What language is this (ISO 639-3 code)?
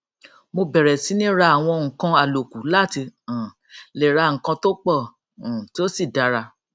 yor